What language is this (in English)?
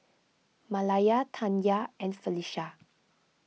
English